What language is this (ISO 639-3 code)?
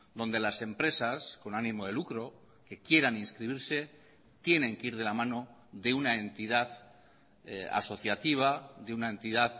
spa